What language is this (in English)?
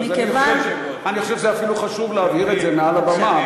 Hebrew